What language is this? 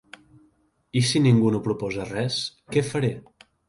Catalan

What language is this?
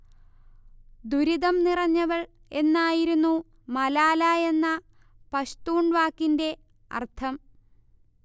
Malayalam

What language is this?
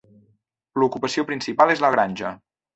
Catalan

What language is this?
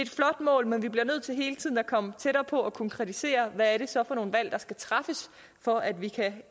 Danish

